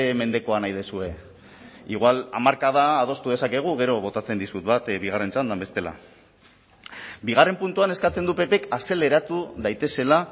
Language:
Basque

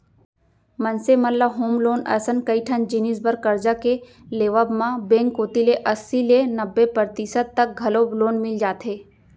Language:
Chhattisgarhi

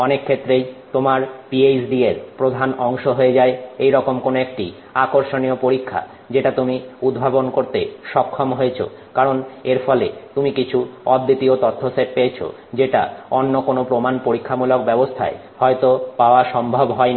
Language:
Bangla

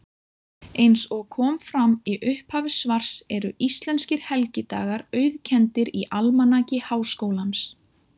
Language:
Icelandic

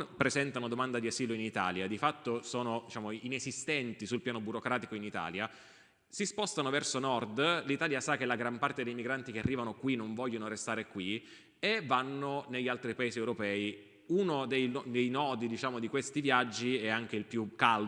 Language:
Italian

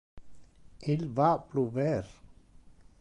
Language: Interlingua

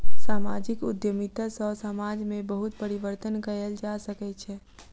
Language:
Maithili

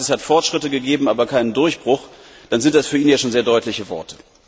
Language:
German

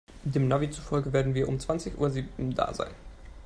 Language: German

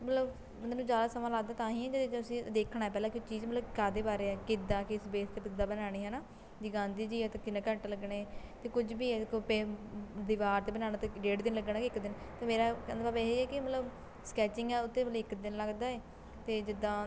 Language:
Punjabi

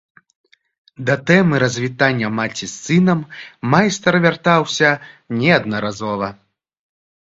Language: Belarusian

